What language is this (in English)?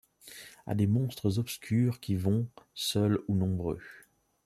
French